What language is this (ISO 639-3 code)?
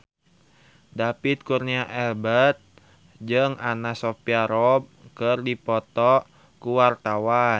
sun